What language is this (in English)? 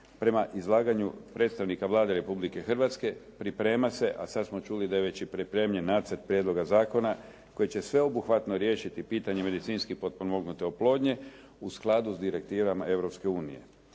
Croatian